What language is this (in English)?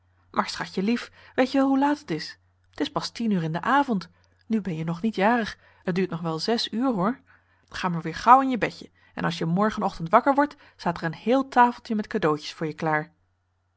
Dutch